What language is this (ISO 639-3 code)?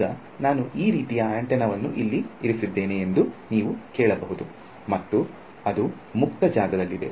kan